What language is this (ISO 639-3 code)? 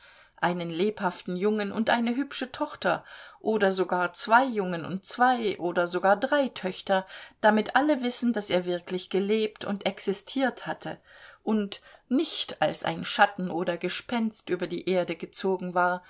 deu